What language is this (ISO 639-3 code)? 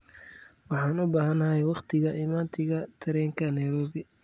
som